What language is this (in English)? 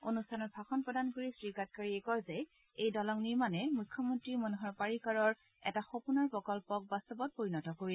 Assamese